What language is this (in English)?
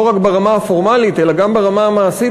Hebrew